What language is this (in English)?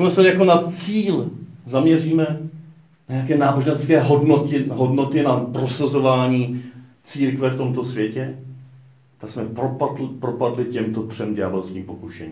Czech